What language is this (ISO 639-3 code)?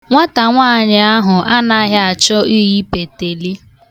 ibo